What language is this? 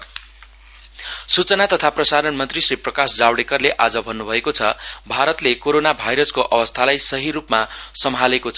Nepali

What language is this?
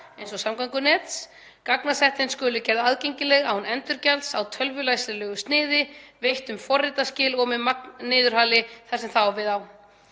Icelandic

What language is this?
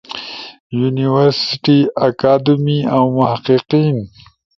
Ushojo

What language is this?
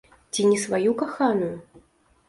Belarusian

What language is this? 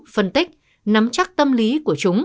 Vietnamese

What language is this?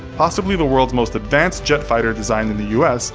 English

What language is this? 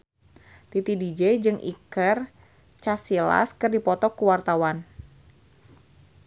Sundanese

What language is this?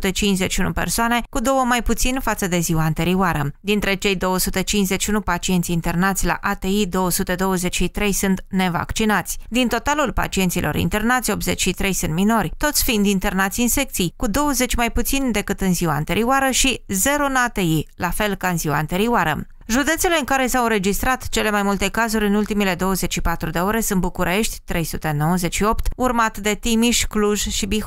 Romanian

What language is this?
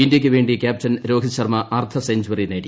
Malayalam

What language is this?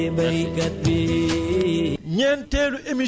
Wolof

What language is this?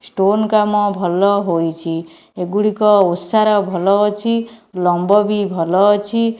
Odia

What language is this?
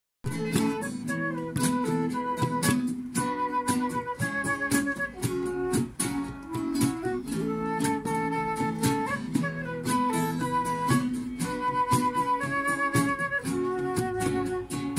Spanish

